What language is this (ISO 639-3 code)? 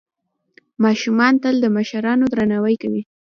pus